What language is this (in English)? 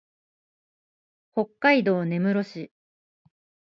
Japanese